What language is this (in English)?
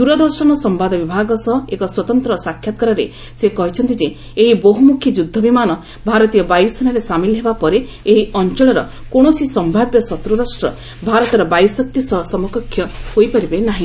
Odia